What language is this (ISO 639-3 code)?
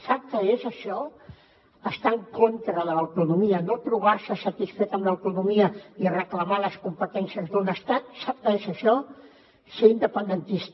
cat